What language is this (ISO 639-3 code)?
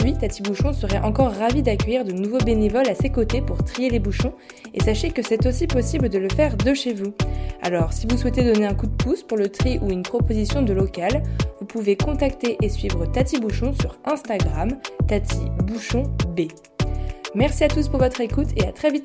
fra